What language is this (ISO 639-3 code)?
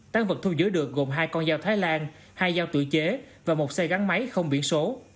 vie